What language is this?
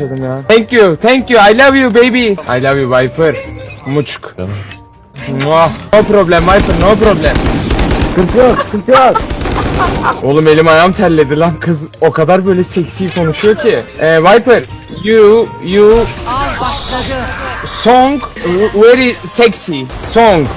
Turkish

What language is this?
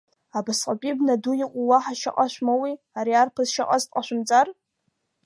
Abkhazian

